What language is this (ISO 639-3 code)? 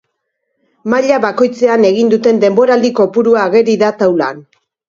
eus